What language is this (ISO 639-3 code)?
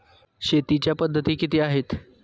mar